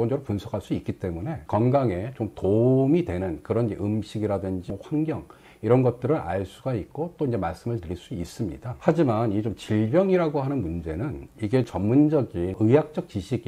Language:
Korean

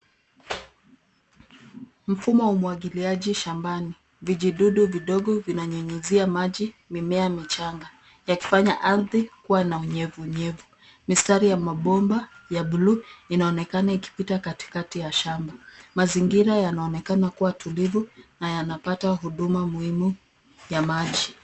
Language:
Swahili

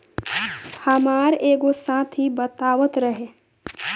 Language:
Bhojpuri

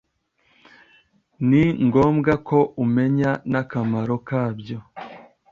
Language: Kinyarwanda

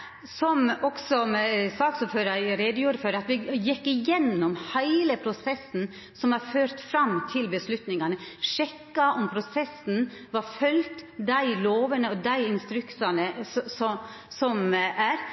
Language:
Norwegian Nynorsk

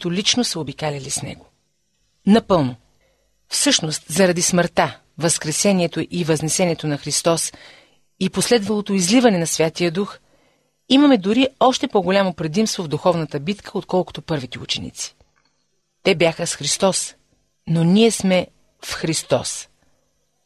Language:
Bulgarian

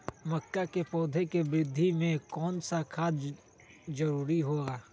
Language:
Magahi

